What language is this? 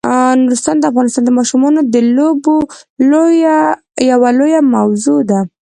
Pashto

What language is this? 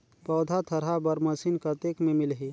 Chhattisgarhi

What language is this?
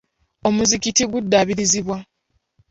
Ganda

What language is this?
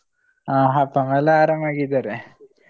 Kannada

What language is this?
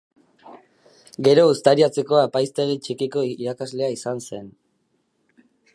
Basque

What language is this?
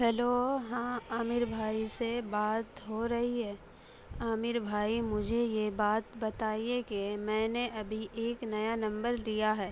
Urdu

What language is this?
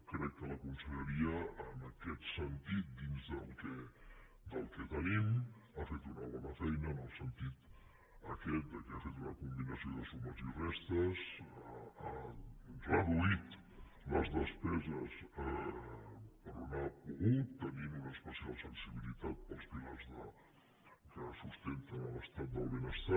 Catalan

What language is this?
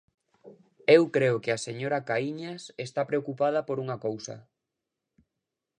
Galician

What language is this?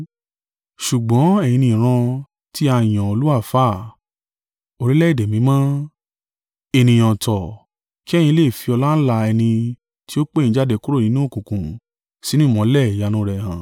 Yoruba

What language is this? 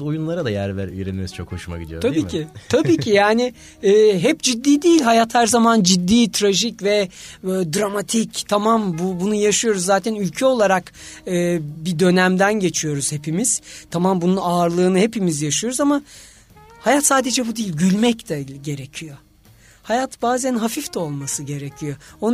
Turkish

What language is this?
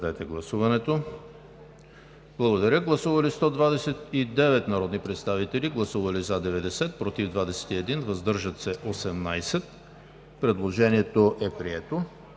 Bulgarian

